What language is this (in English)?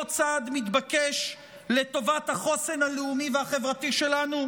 Hebrew